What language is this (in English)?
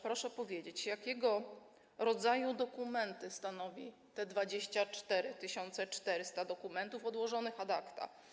Polish